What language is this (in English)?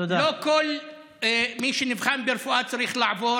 Hebrew